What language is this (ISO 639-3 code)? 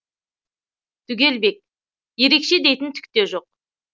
kaz